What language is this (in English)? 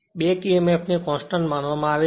Gujarati